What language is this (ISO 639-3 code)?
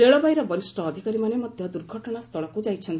ori